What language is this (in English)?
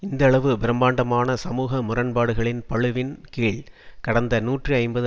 Tamil